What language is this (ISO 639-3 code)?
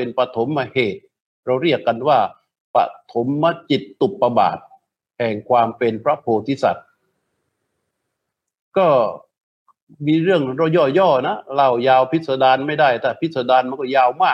tha